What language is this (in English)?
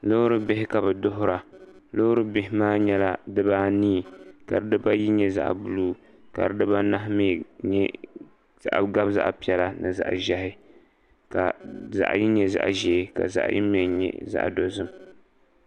Dagbani